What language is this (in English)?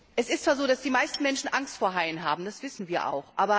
German